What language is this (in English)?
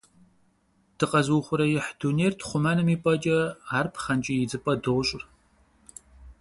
Kabardian